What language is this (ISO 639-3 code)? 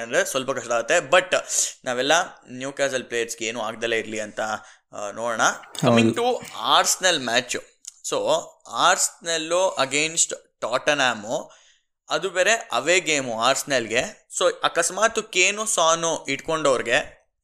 kan